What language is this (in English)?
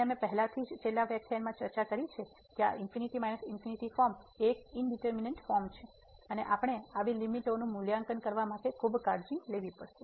Gujarati